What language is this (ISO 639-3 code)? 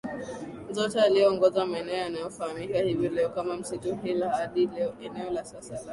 swa